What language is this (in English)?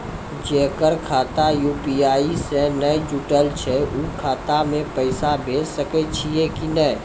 Maithili